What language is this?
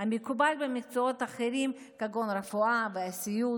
Hebrew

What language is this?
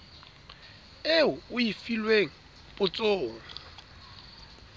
Southern Sotho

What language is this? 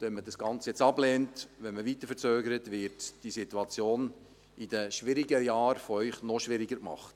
Swiss German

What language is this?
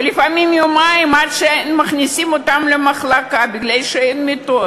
Hebrew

